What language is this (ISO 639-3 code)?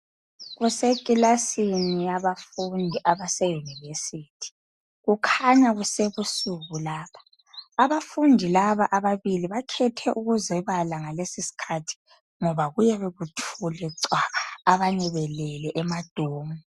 nde